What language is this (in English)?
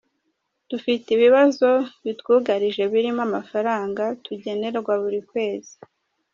Kinyarwanda